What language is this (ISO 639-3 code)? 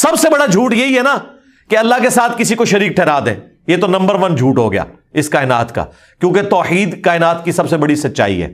urd